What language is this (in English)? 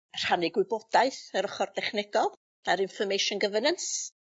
Welsh